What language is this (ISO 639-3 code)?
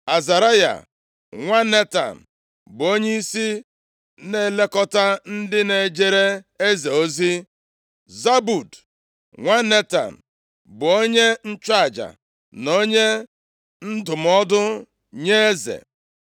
ibo